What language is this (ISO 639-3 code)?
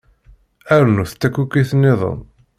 kab